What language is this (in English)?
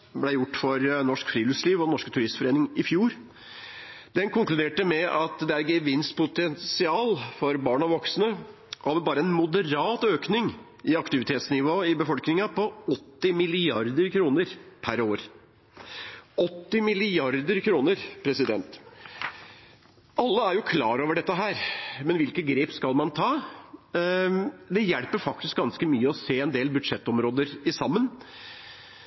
Norwegian Bokmål